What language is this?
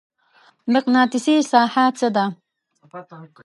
Pashto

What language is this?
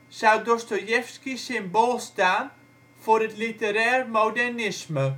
Dutch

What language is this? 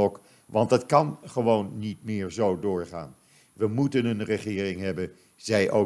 Dutch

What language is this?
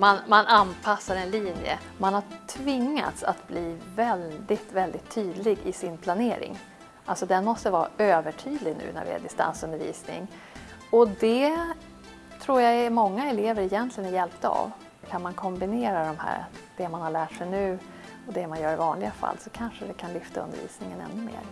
Swedish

